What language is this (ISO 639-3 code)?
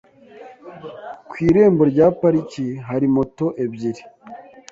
kin